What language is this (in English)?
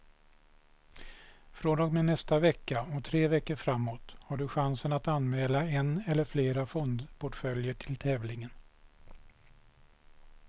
Swedish